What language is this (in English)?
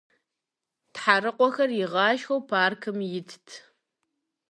Kabardian